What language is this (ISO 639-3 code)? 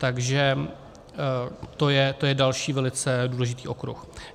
ces